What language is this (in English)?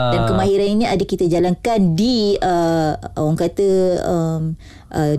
Malay